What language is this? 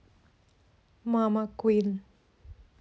Russian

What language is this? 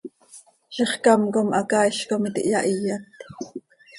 Seri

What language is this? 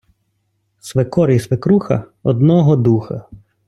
Ukrainian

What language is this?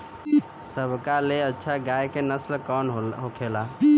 Bhojpuri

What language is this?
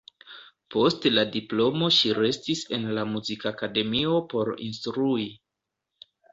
Esperanto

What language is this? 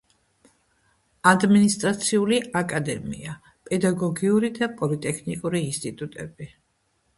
Georgian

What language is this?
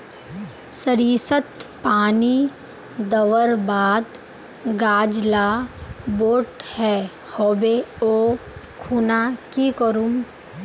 Magahi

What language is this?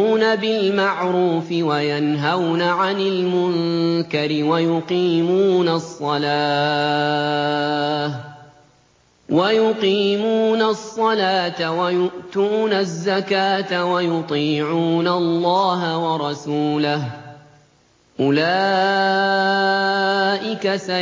Arabic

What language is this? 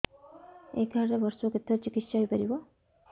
Odia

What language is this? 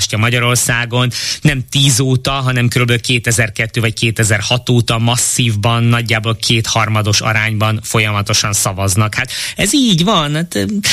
Hungarian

